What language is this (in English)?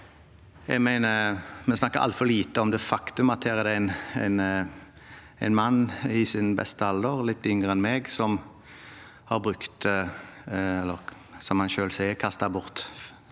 Norwegian